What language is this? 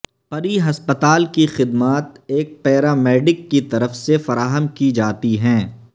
Urdu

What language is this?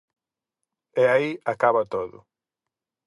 Galician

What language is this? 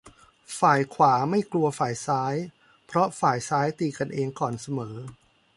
Thai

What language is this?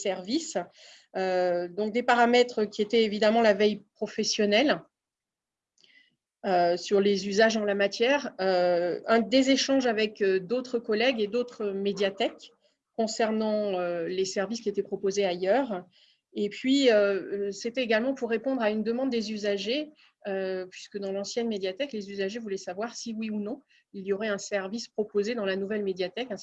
French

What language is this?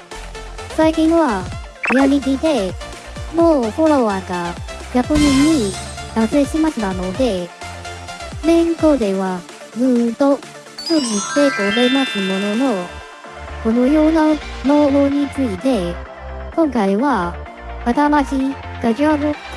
Japanese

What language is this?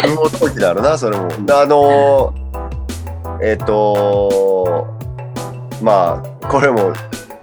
Japanese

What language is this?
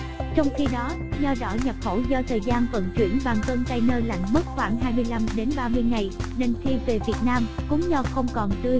Vietnamese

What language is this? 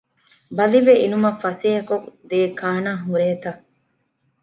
Divehi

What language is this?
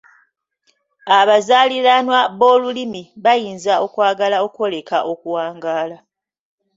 Ganda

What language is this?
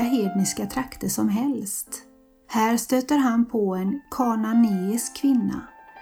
Swedish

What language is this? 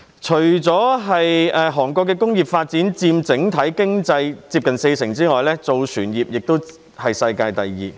Cantonese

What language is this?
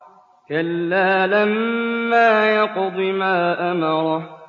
Arabic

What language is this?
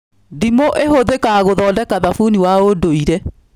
Kikuyu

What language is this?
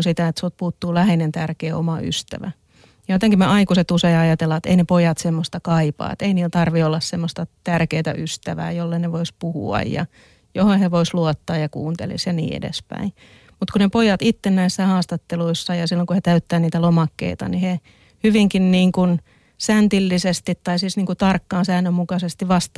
Finnish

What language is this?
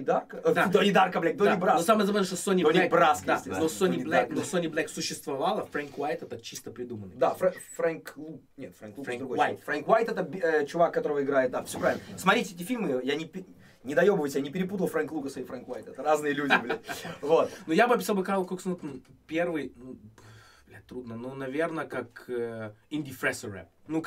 Russian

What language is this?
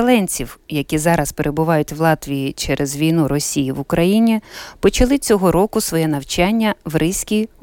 Ukrainian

